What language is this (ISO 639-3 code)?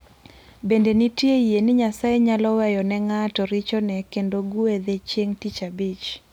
luo